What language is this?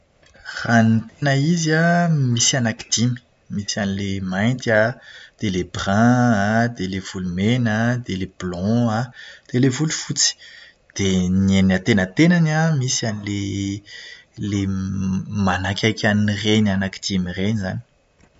Malagasy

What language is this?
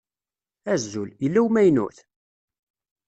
Kabyle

